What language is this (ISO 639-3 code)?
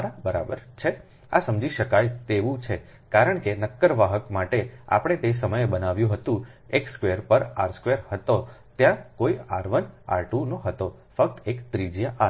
guj